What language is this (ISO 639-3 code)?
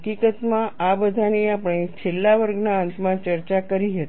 guj